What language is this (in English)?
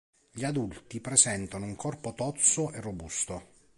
Italian